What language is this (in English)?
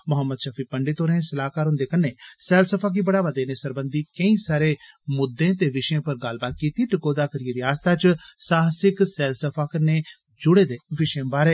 Dogri